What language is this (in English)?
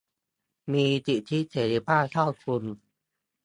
Thai